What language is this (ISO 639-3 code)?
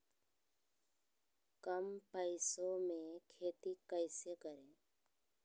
mag